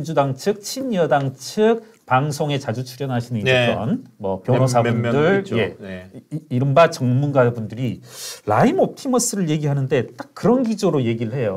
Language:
Korean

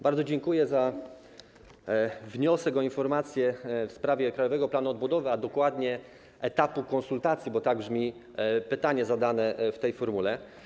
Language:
Polish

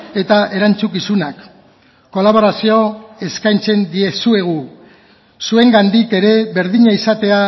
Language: Basque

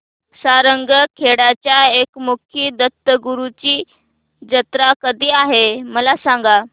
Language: Marathi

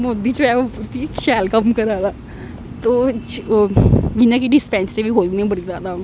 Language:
Dogri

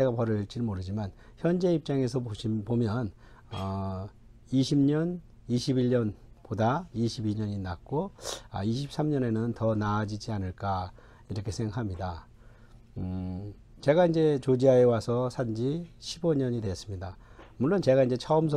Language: Korean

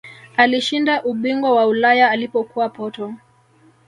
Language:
Swahili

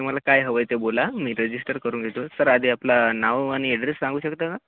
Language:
Marathi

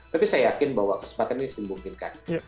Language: Indonesian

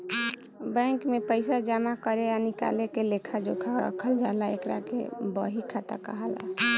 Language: Bhojpuri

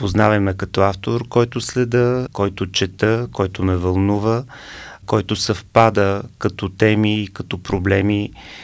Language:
Bulgarian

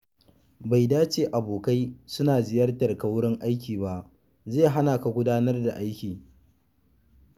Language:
Hausa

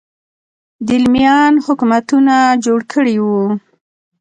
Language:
Pashto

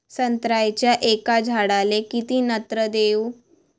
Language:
Marathi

